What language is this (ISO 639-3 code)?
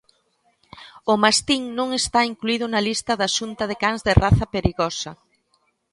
glg